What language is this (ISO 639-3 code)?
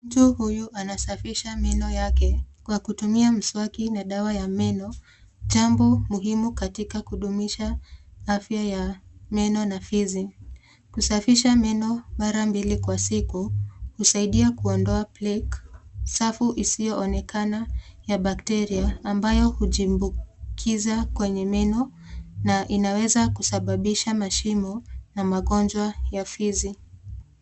swa